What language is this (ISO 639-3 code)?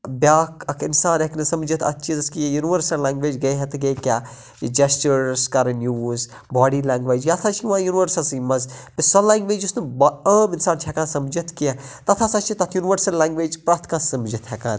kas